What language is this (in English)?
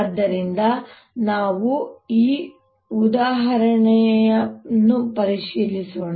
Kannada